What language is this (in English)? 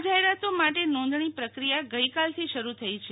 Gujarati